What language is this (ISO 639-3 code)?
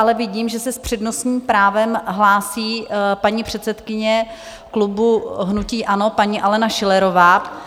ces